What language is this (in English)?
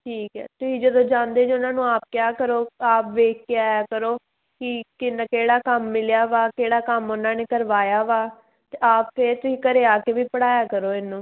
Punjabi